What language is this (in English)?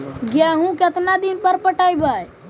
Magahi